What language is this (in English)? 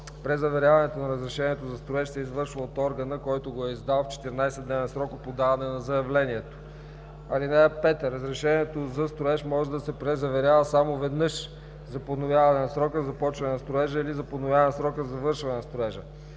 Bulgarian